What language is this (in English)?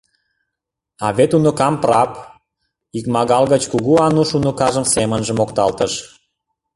Mari